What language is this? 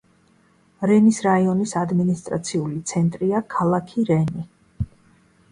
Georgian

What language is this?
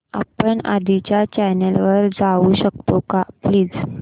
Marathi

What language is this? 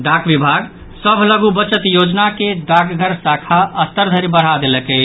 Maithili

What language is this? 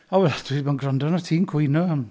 Welsh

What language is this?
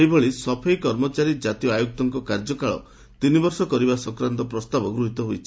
Odia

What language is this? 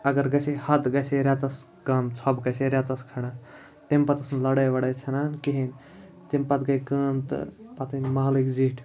Kashmiri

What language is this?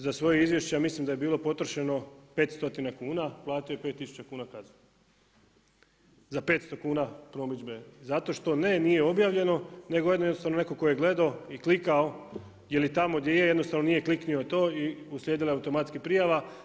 Croatian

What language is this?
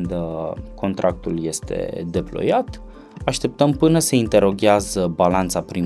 Romanian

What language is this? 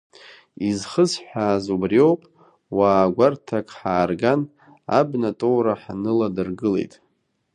Abkhazian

